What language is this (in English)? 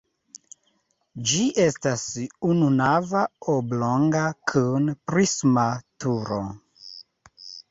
Esperanto